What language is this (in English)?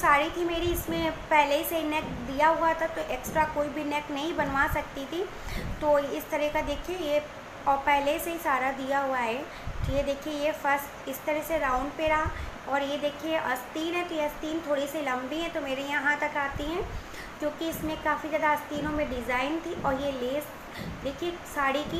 Hindi